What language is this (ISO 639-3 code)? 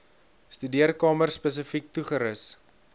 afr